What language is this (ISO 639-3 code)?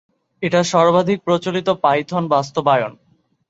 ben